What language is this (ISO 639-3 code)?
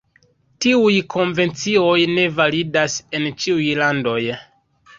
epo